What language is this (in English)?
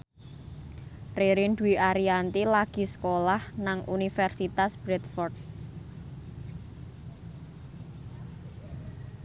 Javanese